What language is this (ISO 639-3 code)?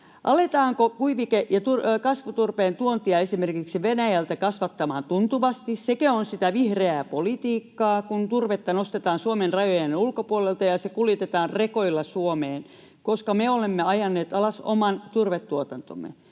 fin